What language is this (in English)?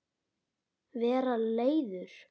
Icelandic